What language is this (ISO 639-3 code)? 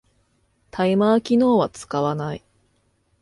jpn